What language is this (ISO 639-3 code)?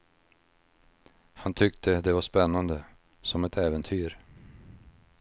swe